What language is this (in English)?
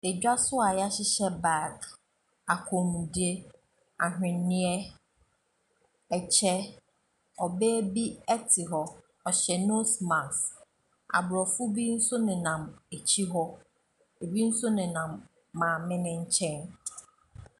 Akan